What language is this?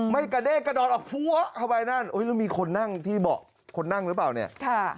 Thai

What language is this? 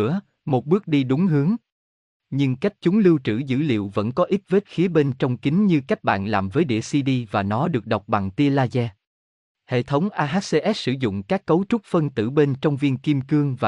Vietnamese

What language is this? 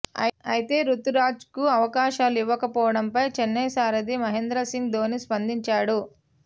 Telugu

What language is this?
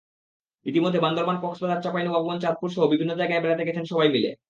Bangla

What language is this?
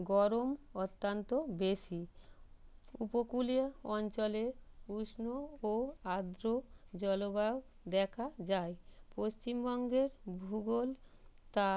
Bangla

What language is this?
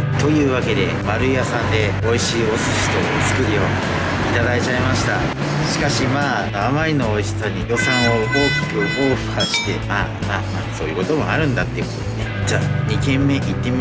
Japanese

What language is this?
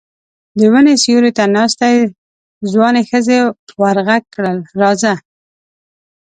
Pashto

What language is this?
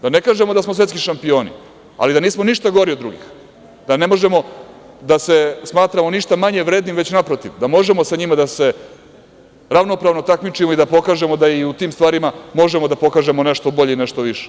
Serbian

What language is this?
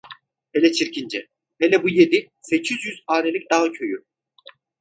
Turkish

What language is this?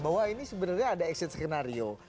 Indonesian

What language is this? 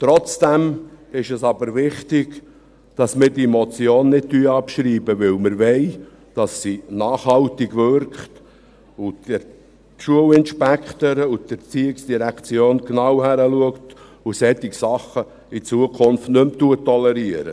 Swiss German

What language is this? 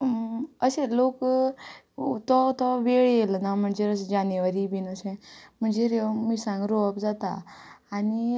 Konkani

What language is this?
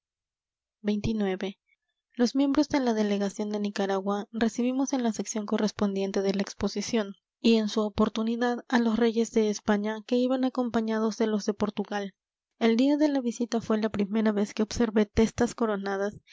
Spanish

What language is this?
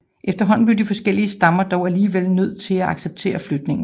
Danish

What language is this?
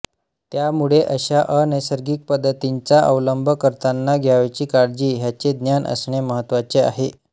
Marathi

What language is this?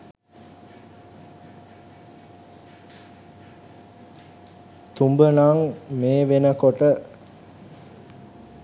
Sinhala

